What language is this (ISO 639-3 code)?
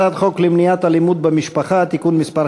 heb